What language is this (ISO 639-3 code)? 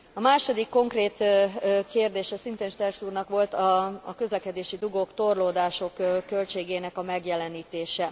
hun